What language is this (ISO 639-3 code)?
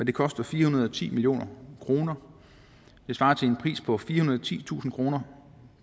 dan